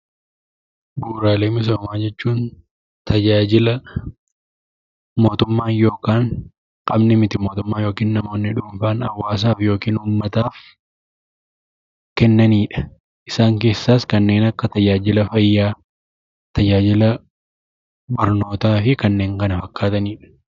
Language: Oromo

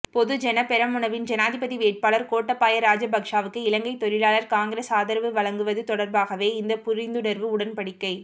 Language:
Tamil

